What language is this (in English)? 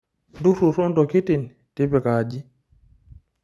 Masai